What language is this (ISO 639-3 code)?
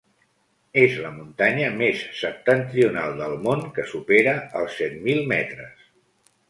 cat